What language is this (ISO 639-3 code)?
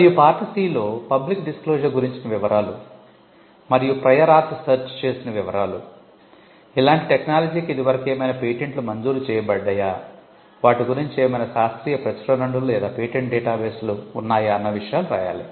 tel